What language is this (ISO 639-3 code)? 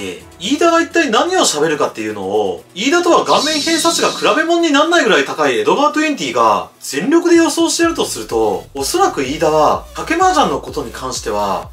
jpn